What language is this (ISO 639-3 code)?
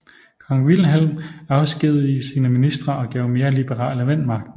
dan